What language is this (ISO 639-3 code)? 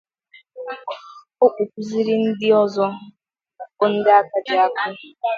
ibo